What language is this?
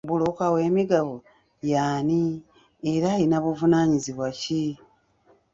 Ganda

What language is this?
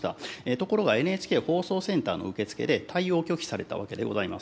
Japanese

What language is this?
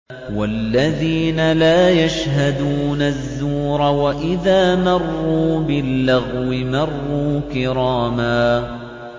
Arabic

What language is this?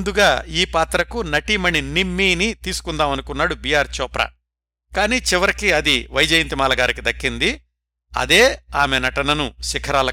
Telugu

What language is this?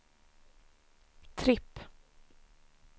Swedish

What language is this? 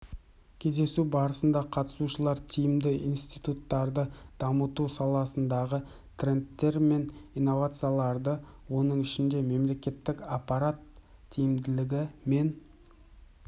Kazakh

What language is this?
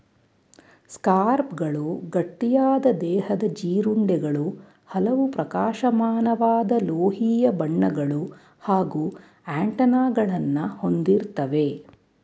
Kannada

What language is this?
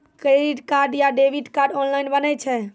Maithili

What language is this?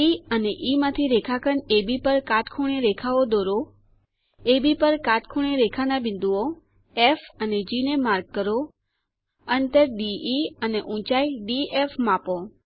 Gujarati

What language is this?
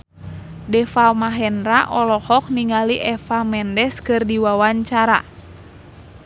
Sundanese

